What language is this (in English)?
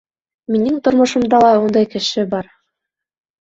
Bashkir